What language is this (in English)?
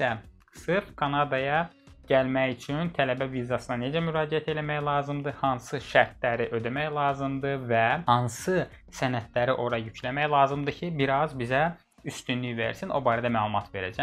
Turkish